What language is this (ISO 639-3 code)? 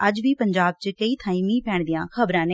pan